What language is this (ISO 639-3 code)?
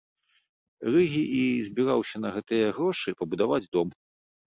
bel